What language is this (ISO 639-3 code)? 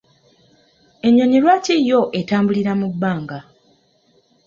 lug